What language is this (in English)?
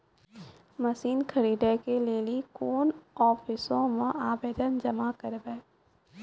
Maithili